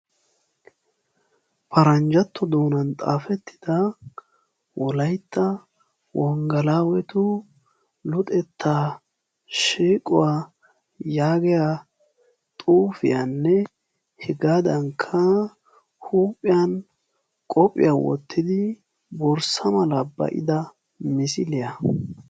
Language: Wolaytta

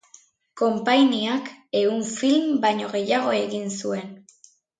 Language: Basque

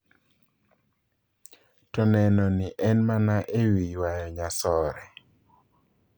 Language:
Luo (Kenya and Tanzania)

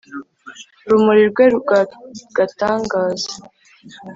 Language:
Kinyarwanda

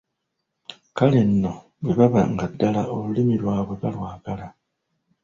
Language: Ganda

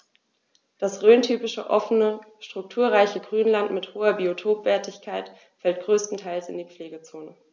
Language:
German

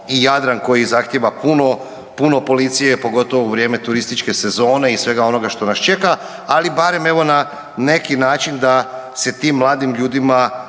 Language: Croatian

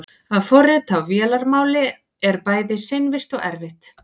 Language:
Icelandic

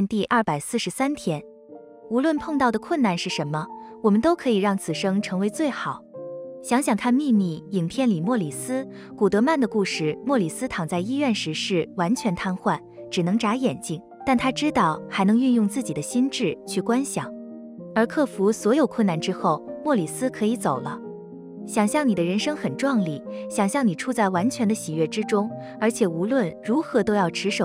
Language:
Chinese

